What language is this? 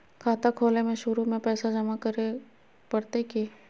Magahi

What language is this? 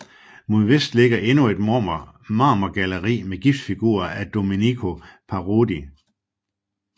Danish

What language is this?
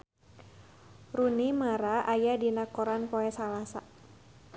Sundanese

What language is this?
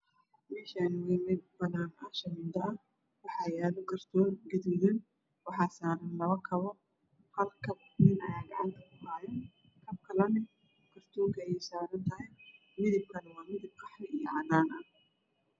Somali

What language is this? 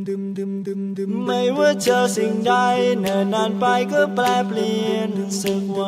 Thai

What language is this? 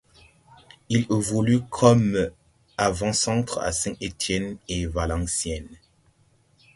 French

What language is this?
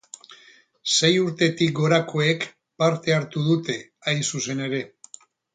Basque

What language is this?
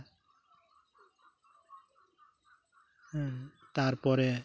Santali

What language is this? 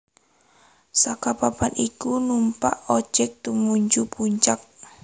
Javanese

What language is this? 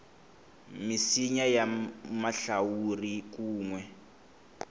Tsonga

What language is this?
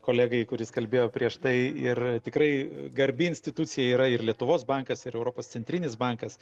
Lithuanian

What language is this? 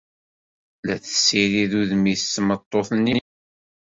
Kabyle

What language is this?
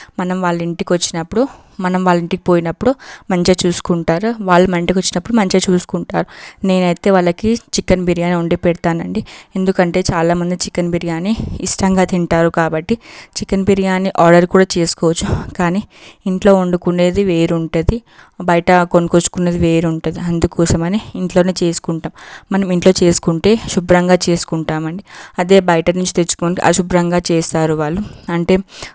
Telugu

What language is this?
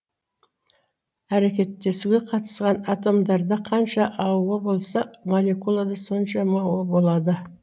Kazakh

